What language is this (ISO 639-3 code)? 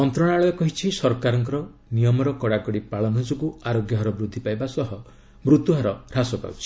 ori